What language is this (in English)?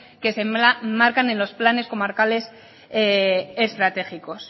Spanish